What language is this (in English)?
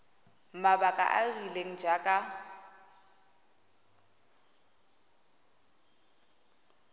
Tswana